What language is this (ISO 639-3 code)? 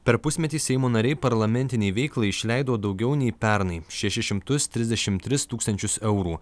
lit